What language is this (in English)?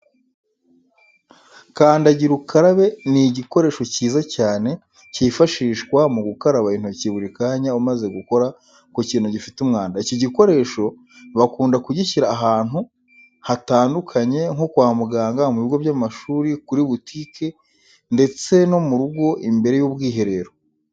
Kinyarwanda